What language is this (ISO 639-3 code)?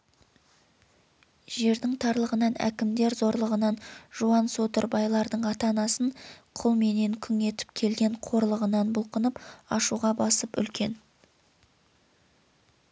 kaz